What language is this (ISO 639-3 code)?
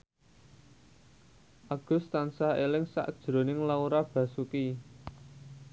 jav